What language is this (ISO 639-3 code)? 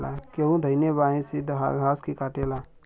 bho